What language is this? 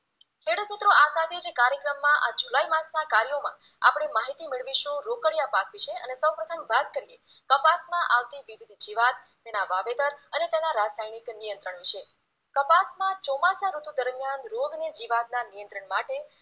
Gujarati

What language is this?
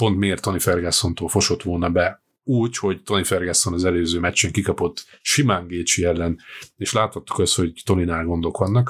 Hungarian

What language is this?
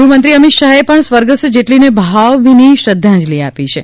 Gujarati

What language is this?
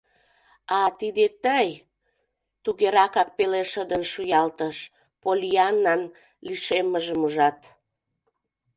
Mari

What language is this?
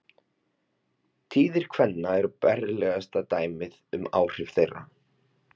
Icelandic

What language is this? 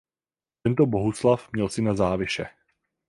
Czech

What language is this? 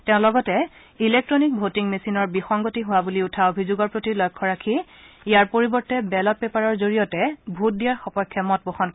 Assamese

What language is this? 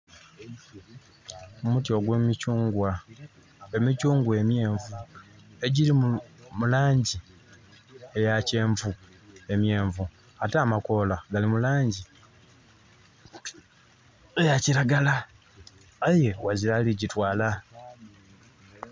Soga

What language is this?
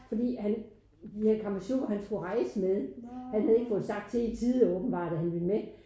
Danish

